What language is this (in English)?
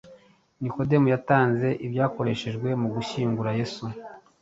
Kinyarwanda